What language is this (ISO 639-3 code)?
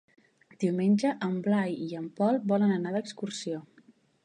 cat